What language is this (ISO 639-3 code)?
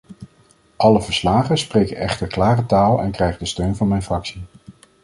nld